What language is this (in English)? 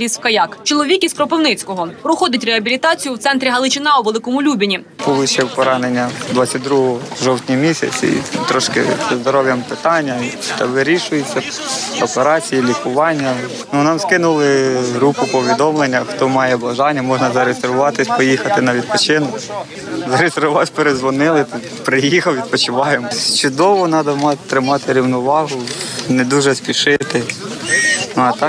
Ukrainian